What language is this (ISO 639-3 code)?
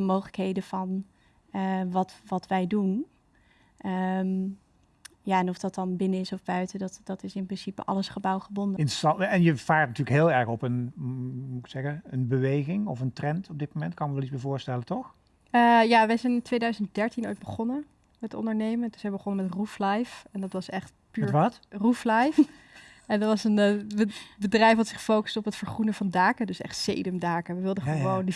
nld